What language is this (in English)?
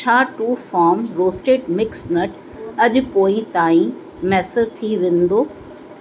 Sindhi